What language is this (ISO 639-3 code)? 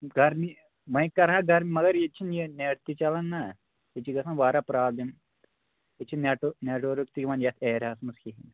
kas